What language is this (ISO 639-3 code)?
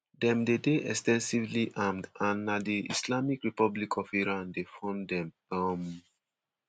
pcm